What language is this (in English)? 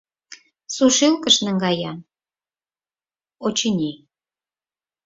Mari